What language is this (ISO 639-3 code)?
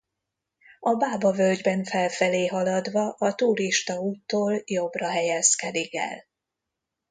hun